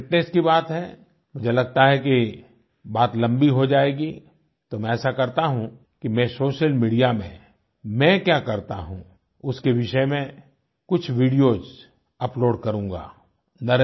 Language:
Hindi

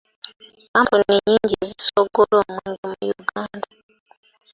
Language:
Ganda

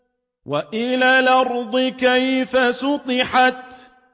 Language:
Arabic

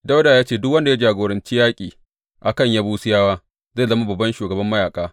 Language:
Hausa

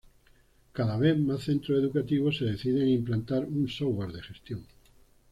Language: Spanish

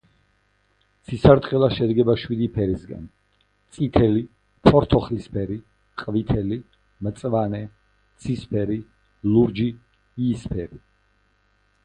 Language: Georgian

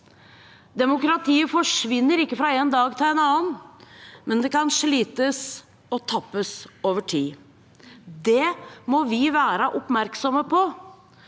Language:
Norwegian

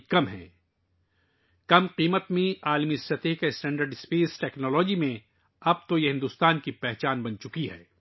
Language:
Urdu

